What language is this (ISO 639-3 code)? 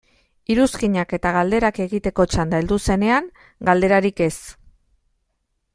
eus